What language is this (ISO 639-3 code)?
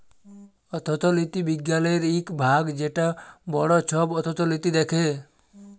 ben